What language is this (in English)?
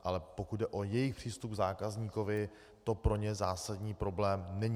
Czech